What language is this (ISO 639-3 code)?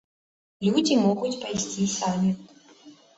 bel